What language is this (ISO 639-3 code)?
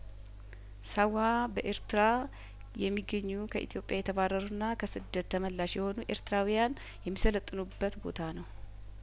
amh